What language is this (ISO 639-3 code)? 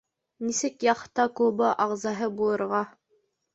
bak